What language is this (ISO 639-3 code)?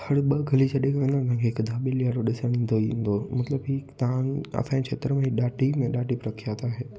snd